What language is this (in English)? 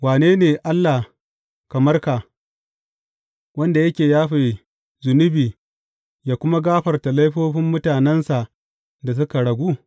Hausa